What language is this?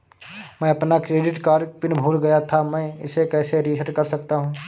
Hindi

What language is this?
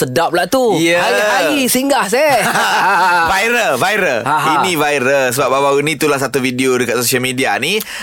Malay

